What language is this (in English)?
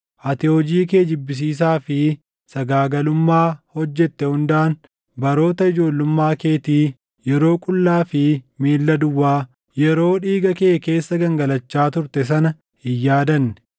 Oromo